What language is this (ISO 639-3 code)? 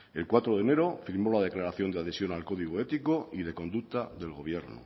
spa